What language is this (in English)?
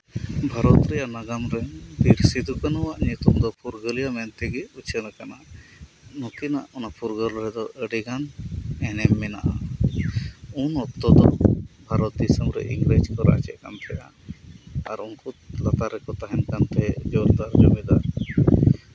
Santali